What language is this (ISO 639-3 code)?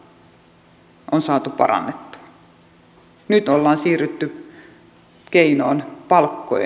fin